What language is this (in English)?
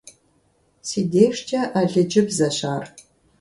Kabardian